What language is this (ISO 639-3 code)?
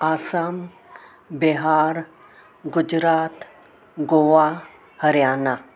snd